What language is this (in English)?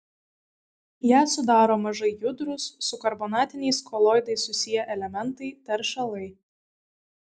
Lithuanian